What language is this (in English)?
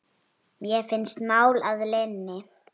Icelandic